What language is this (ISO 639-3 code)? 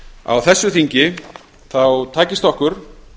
isl